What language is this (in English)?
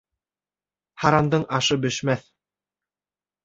Bashkir